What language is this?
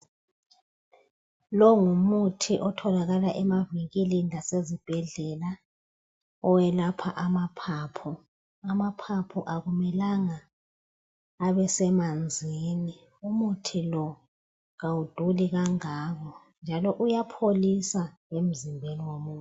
North Ndebele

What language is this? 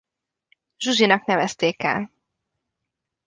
Hungarian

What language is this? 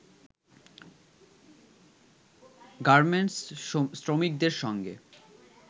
Bangla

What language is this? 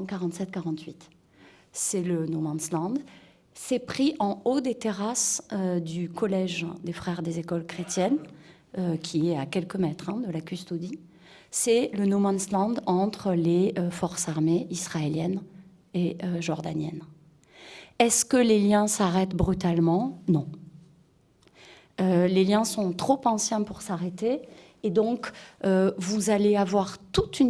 French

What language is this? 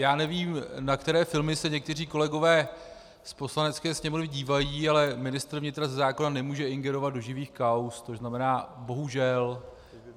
Czech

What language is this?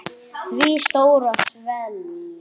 Icelandic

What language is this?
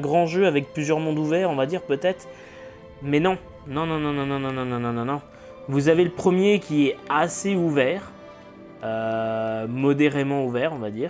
French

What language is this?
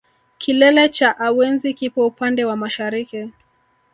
Swahili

